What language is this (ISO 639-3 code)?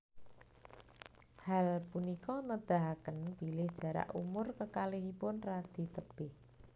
jav